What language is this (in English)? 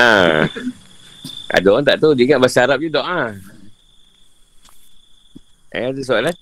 Malay